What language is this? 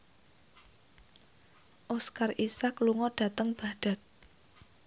Javanese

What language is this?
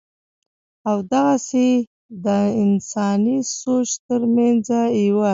Pashto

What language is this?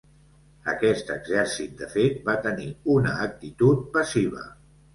Catalan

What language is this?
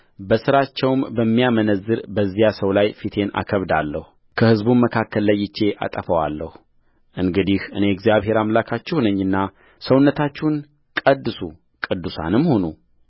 Amharic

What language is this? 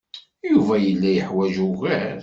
Kabyle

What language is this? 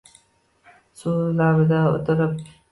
Uzbek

